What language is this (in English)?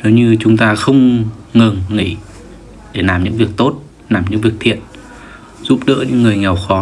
Vietnamese